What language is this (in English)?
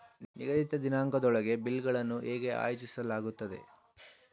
Kannada